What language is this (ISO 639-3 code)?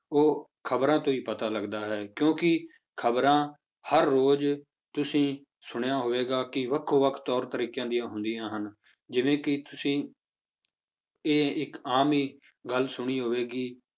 pan